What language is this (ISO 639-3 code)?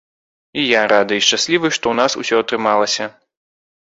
bel